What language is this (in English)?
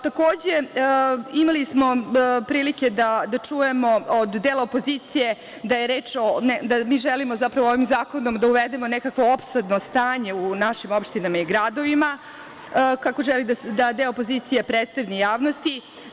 Serbian